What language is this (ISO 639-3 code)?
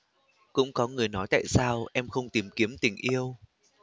vie